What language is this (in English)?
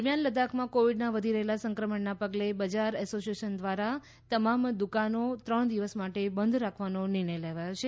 Gujarati